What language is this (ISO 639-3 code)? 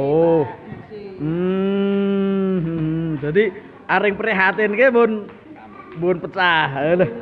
ind